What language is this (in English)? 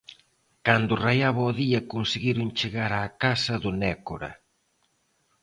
Galician